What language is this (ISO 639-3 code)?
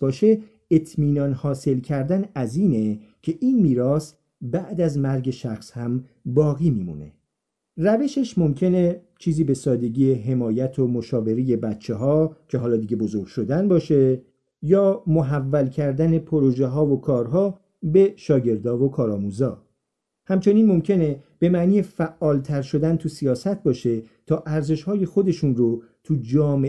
fas